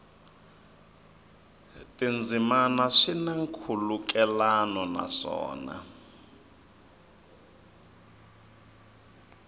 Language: Tsonga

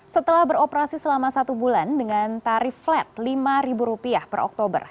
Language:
Indonesian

